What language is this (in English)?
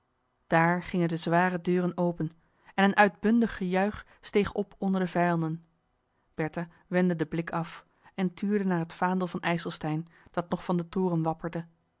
Dutch